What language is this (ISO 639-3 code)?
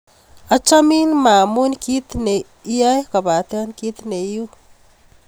kln